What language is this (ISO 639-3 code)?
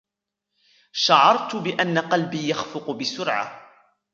ara